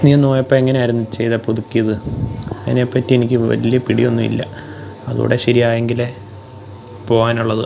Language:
Malayalam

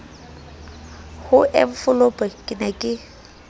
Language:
Southern Sotho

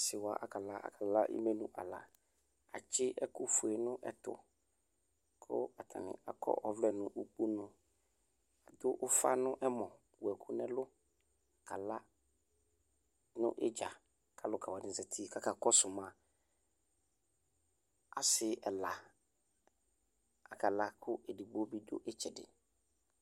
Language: Ikposo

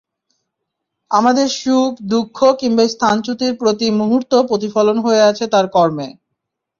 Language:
Bangla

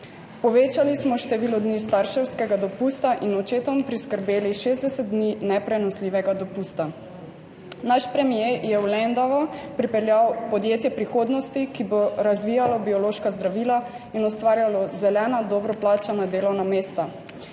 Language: Slovenian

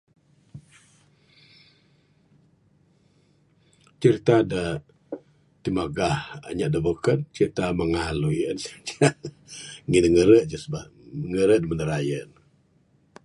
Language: Bukar-Sadung Bidayuh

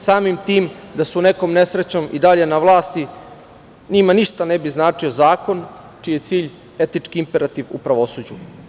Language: Serbian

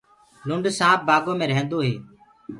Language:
Gurgula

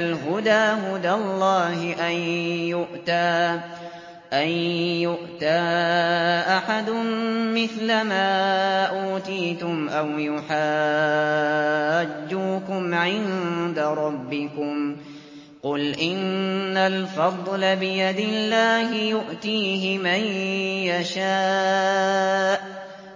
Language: Arabic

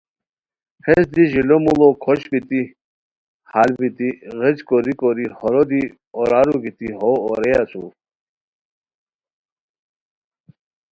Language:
Khowar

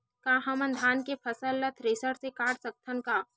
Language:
Chhattisgarhi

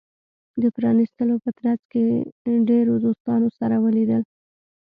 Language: Pashto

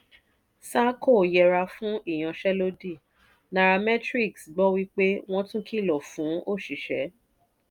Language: Yoruba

